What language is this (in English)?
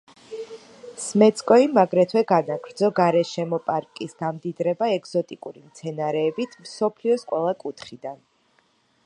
Georgian